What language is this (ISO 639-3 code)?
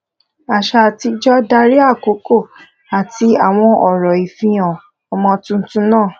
yor